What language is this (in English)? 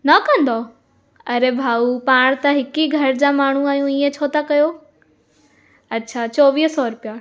Sindhi